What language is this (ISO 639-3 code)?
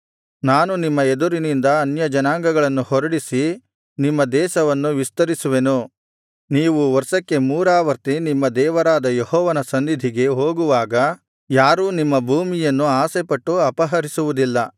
kan